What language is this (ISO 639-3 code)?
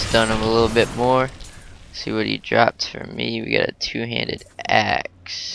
eng